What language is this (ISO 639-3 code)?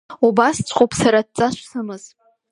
abk